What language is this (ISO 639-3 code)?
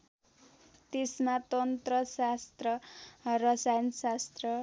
nep